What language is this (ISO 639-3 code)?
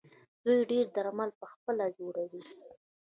pus